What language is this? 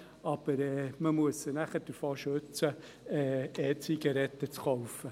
Swiss German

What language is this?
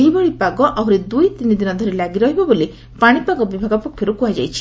Odia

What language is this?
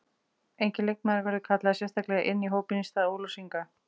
Icelandic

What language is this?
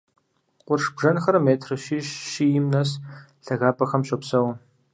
Kabardian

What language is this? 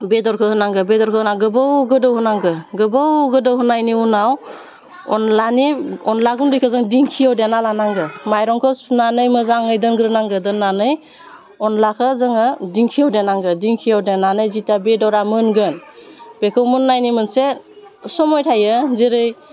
Bodo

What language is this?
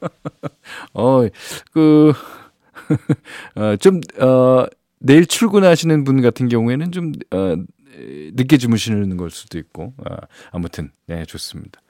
Korean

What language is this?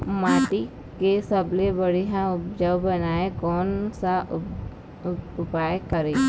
Chhattisgarhi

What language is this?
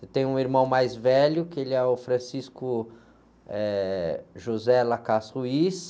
Portuguese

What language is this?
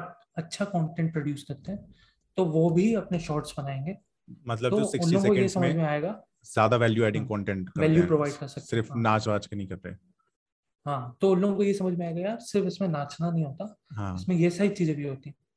Hindi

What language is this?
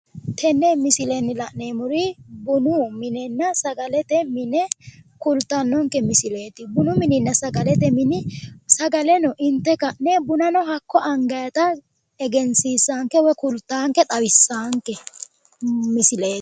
Sidamo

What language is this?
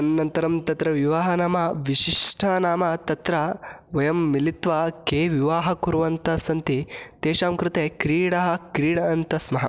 Sanskrit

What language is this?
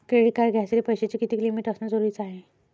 Marathi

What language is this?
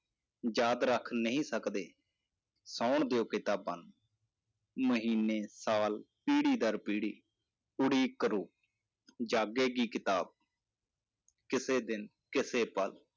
Punjabi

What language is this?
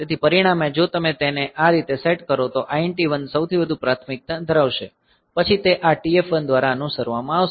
Gujarati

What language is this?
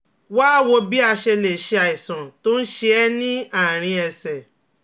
Yoruba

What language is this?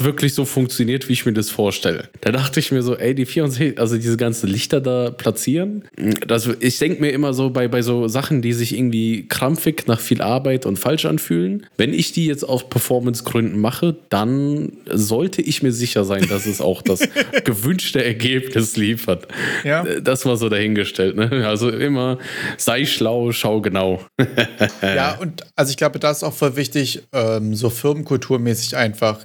German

